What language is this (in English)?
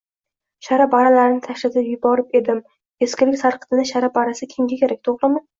Uzbek